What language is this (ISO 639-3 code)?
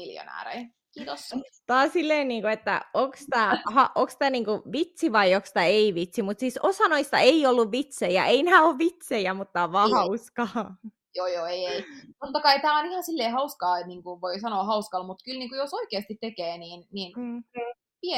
fin